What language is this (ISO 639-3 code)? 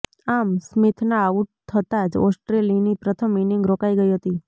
guj